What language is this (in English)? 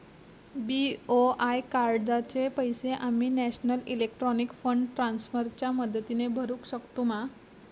Marathi